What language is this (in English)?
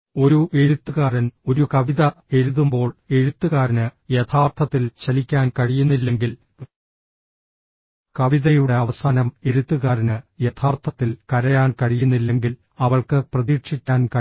Malayalam